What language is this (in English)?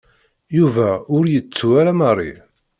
Kabyle